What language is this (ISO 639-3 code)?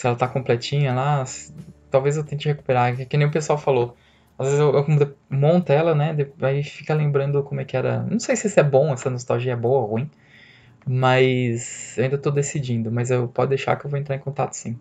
por